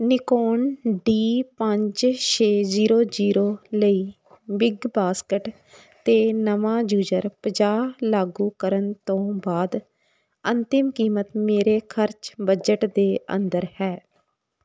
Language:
Punjabi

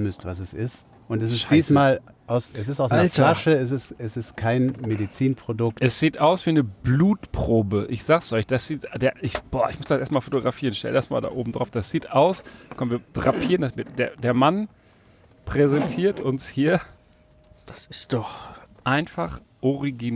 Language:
German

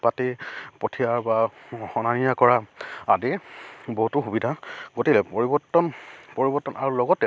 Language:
Assamese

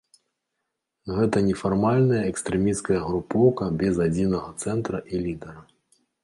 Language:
Belarusian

